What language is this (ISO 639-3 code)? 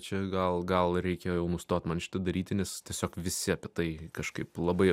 lit